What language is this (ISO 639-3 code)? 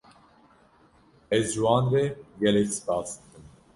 kur